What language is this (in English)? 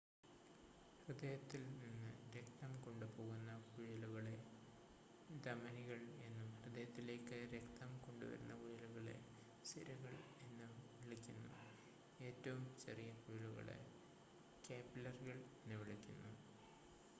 Malayalam